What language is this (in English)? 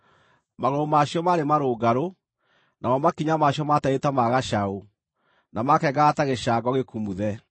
Kikuyu